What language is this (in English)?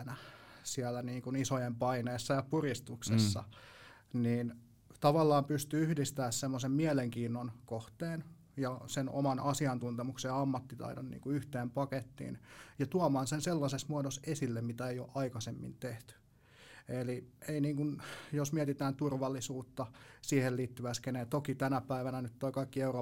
Finnish